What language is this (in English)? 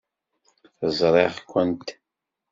Kabyle